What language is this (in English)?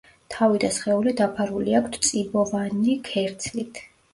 Georgian